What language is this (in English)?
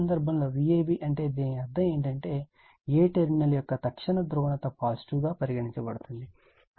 Telugu